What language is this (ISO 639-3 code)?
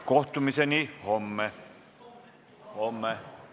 est